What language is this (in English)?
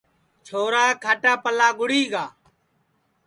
Sansi